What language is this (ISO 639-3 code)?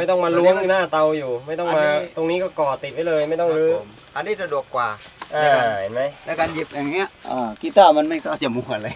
tha